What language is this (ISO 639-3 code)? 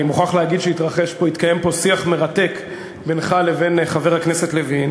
heb